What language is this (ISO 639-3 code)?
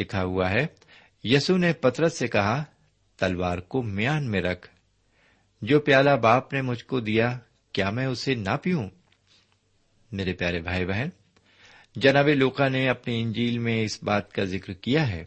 urd